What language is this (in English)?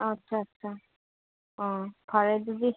Manipuri